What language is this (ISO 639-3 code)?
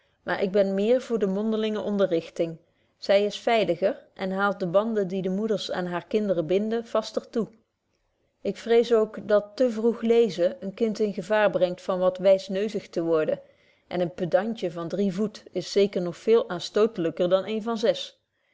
nld